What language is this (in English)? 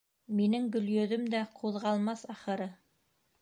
Bashkir